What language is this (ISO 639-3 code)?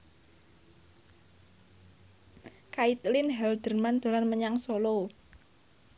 jav